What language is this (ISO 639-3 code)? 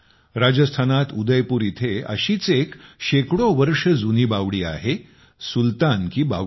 mar